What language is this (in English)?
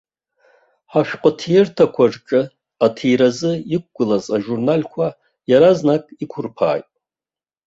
Abkhazian